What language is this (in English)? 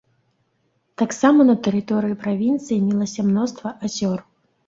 Belarusian